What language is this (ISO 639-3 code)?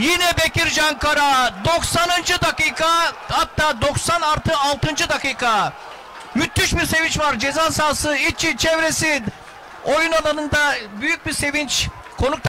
tur